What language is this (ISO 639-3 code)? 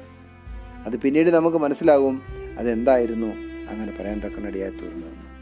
mal